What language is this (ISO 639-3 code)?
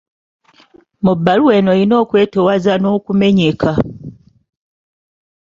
lug